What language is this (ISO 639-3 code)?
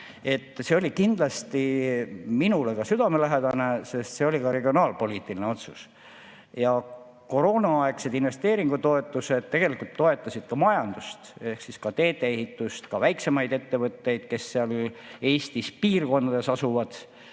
est